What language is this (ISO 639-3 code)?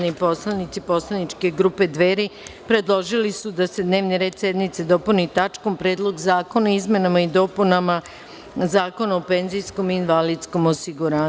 srp